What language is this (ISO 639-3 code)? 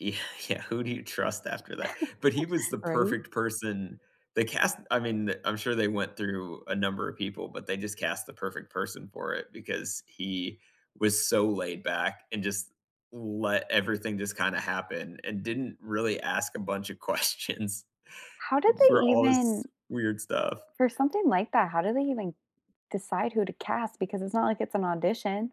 eng